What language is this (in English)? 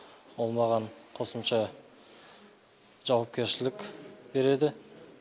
Kazakh